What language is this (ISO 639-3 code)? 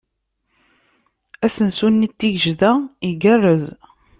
kab